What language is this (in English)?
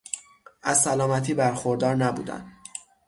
Persian